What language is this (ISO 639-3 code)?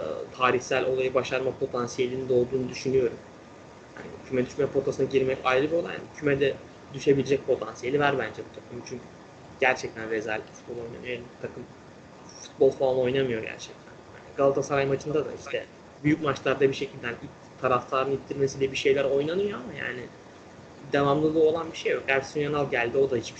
tur